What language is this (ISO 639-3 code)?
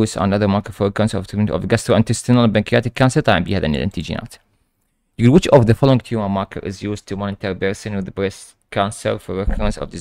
ara